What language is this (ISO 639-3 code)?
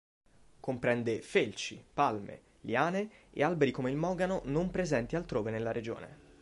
ita